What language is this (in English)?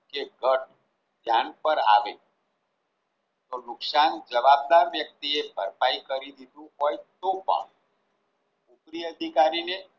Gujarati